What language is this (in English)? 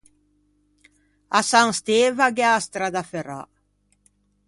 Ligurian